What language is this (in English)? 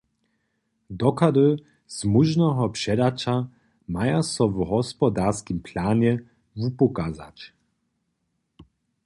Upper Sorbian